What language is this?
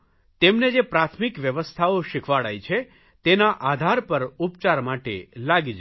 Gujarati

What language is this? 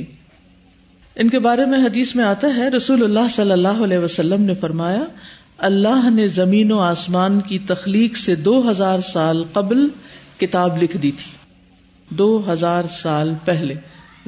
Urdu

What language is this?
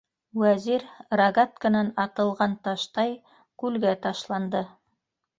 Bashkir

